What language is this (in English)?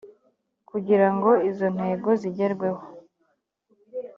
Kinyarwanda